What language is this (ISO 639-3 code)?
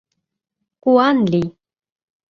chm